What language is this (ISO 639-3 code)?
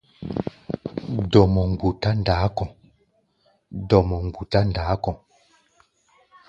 gba